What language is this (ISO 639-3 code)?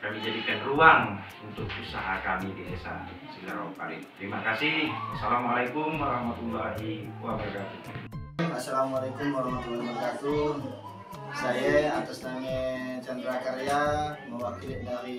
ind